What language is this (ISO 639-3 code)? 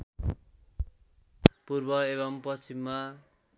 nep